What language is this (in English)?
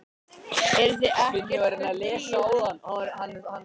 Icelandic